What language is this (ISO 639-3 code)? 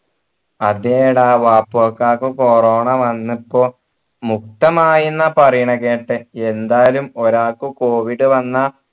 mal